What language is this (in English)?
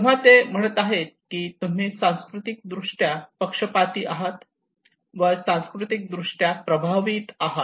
Marathi